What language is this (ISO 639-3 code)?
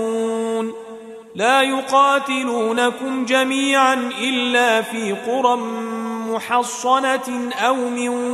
ara